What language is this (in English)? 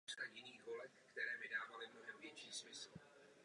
Czech